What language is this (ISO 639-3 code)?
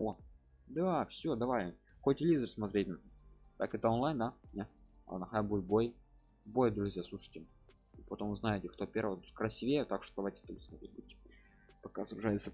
rus